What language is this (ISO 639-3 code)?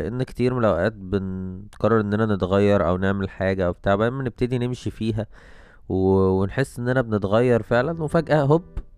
ara